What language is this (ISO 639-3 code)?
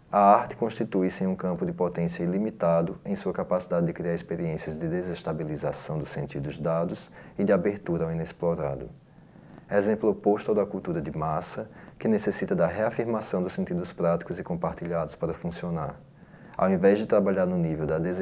por